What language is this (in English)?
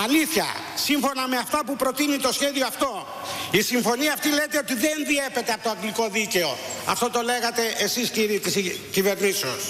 Greek